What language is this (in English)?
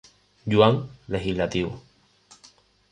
Spanish